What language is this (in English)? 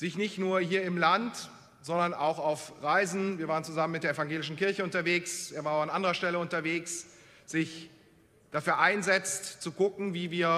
German